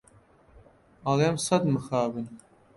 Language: Central Kurdish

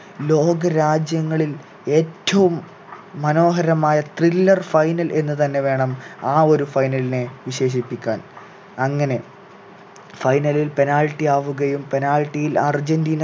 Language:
Malayalam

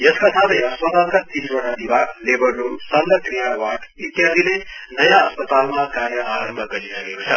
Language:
Nepali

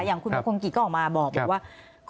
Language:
Thai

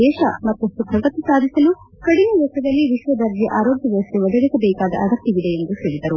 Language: Kannada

